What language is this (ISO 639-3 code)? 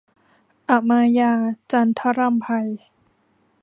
tha